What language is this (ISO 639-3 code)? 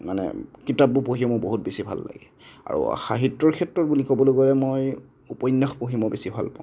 asm